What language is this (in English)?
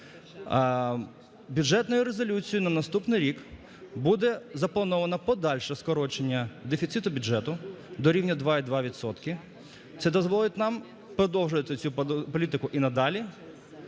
Ukrainian